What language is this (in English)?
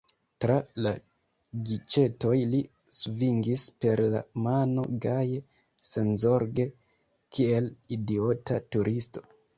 Esperanto